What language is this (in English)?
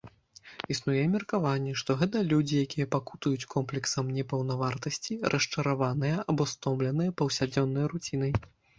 Belarusian